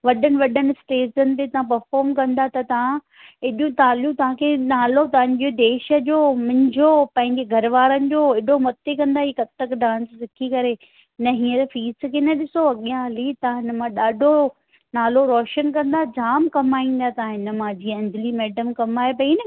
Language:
Sindhi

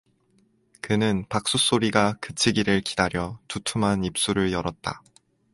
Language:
Korean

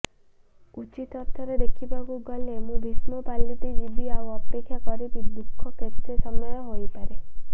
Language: Odia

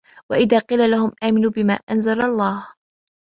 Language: Arabic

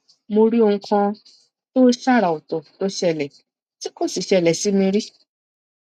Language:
Yoruba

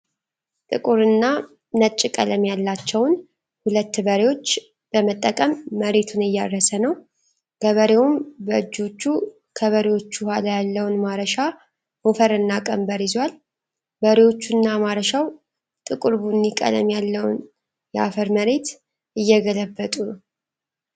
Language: Amharic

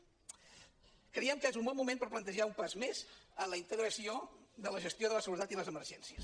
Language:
Catalan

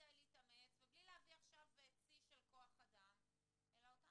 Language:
Hebrew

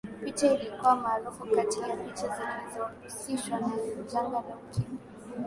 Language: Swahili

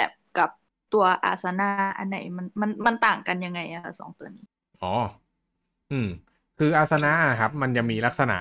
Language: Thai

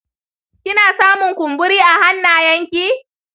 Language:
Hausa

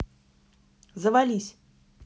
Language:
Russian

